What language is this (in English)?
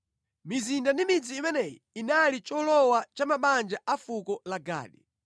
Nyanja